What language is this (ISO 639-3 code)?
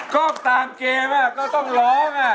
tha